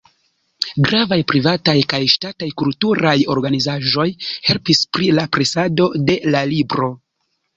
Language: Esperanto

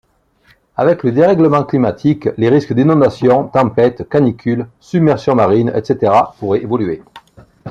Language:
French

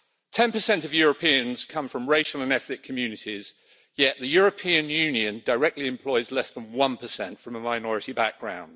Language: English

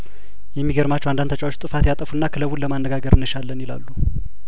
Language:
Amharic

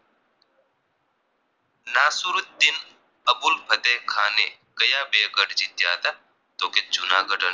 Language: Gujarati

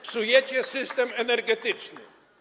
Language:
Polish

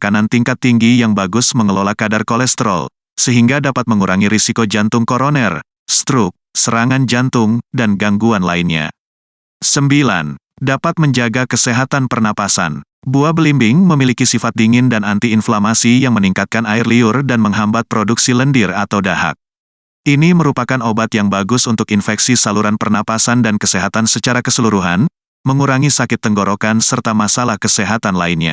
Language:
Indonesian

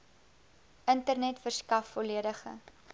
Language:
Afrikaans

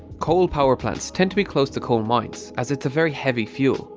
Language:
English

